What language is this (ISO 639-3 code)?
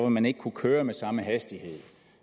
dan